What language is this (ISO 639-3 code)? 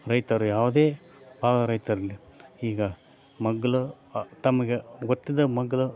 kan